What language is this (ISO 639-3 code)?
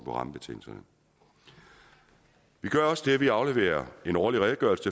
dan